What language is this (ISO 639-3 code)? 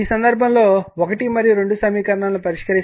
tel